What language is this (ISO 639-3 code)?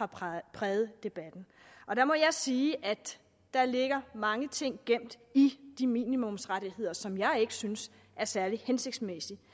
dan